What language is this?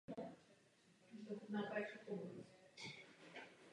Czech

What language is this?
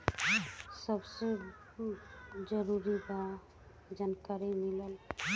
Bhojpuri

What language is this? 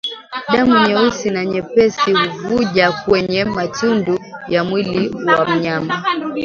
Swahili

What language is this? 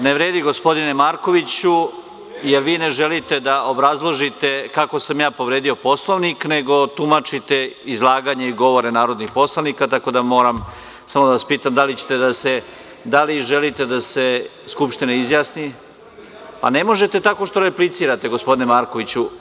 Serbian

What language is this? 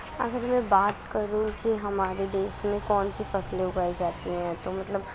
Urdu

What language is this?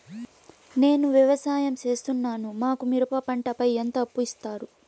Telugu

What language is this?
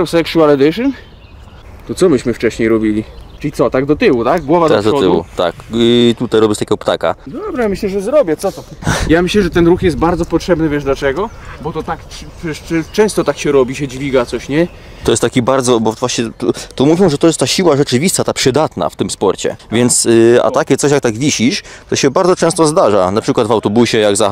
Polish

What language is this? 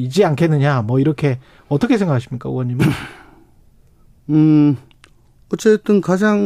Korean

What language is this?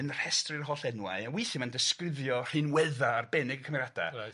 Welsh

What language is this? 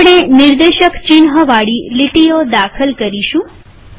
Gujarati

